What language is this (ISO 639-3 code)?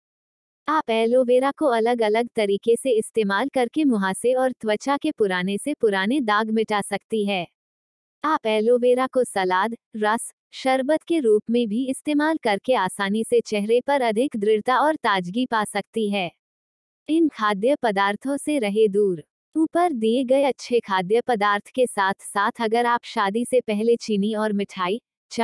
hin